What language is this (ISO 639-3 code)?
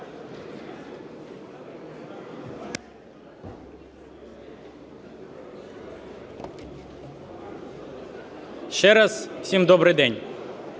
ukr